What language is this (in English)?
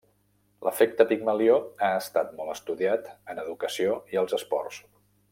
Catalan